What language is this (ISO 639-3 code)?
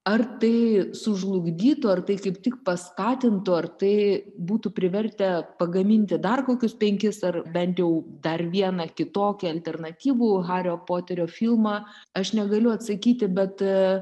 lit